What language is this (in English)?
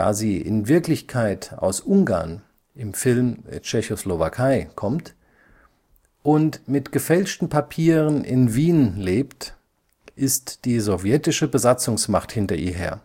German